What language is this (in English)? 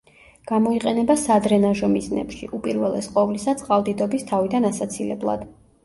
Georgian